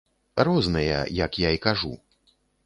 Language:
Belarusian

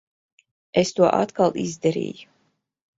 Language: Latvian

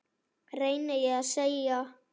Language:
Icelandic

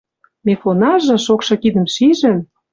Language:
Western Mari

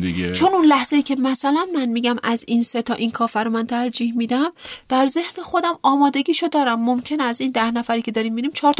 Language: Persian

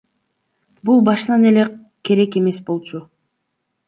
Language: Kyrgyz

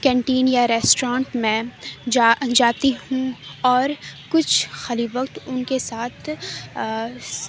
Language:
Urdu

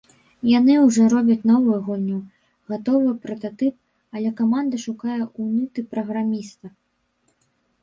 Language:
Belarusian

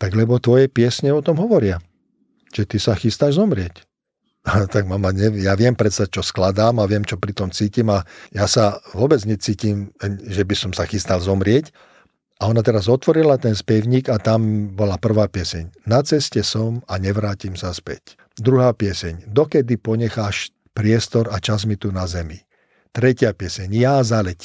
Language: Slovak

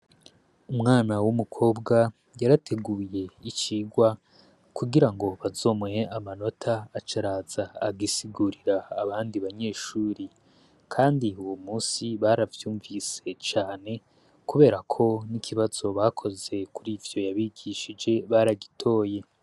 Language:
Rundi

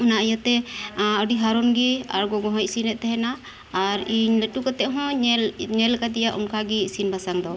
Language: Santali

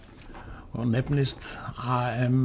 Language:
Icelandic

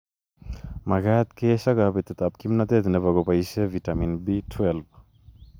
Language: Kalenjin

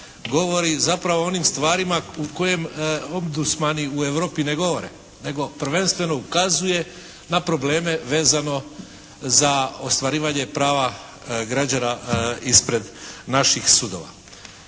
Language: Croatian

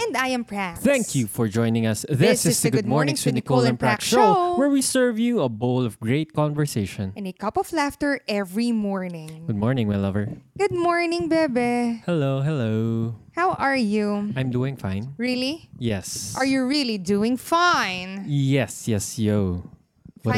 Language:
Filipino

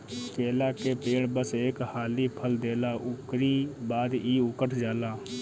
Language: Bhojpuri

